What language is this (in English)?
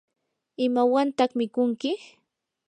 Yanahuanca Pasco Quechua